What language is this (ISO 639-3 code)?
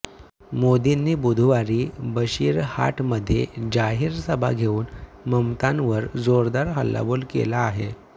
mar